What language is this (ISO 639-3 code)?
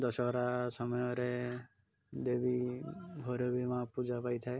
ori